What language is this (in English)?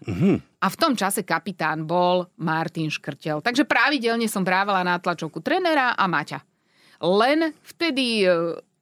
Slovak